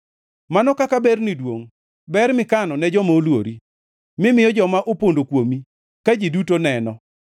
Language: Luo (Kenya and Tanzania)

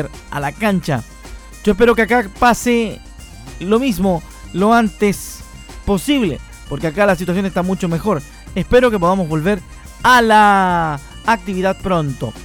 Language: Spanish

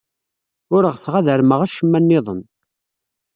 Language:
Kabyle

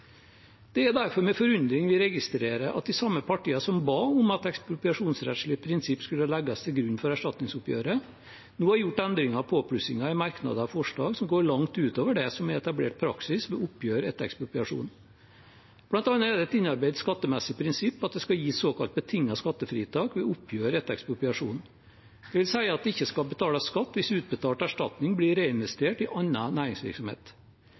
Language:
Norwegian Bokmål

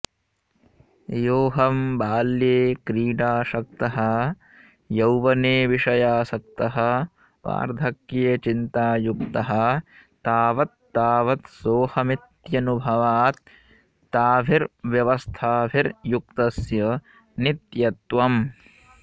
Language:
Sanskrit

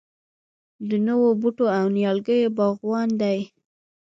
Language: Pashto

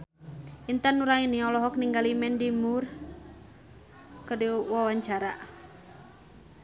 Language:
Sundanese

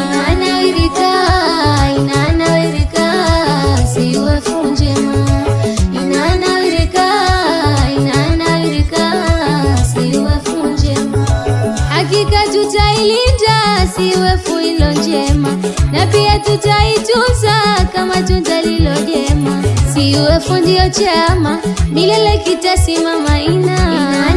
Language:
Indonesian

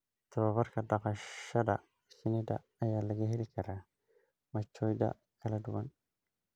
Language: Somali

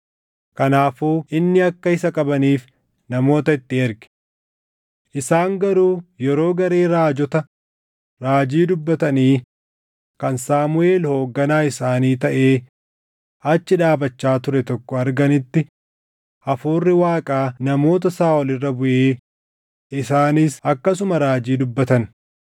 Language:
Oromo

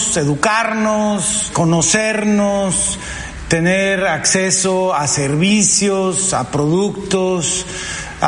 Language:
Spanish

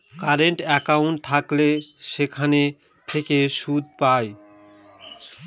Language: Bangla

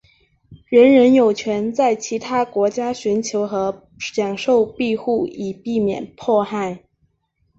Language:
Chinese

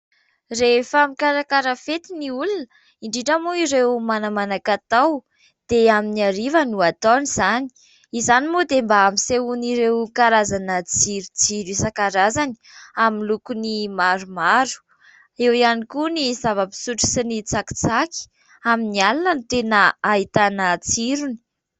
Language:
Malagasy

